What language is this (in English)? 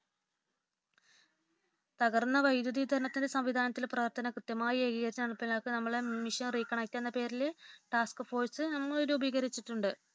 Malayalam